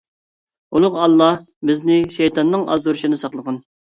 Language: Uyghur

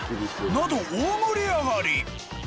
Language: Japanese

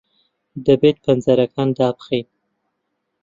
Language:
Central Kurdish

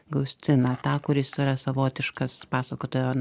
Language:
Lithuanian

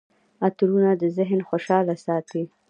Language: Pashto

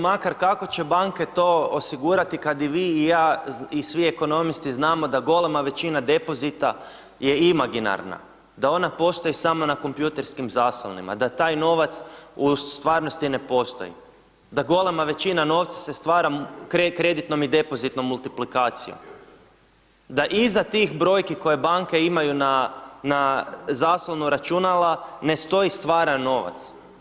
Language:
Croatian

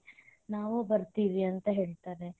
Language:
Kannada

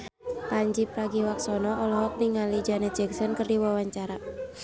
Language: Sundanese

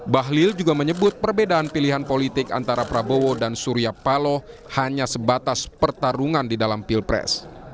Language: Indonesian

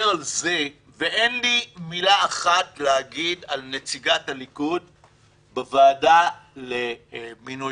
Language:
Hebrew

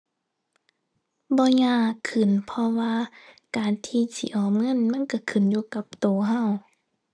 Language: Thai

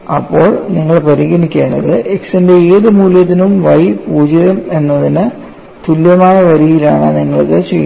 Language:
Malayalam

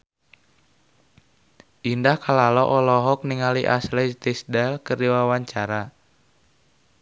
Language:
Sundanese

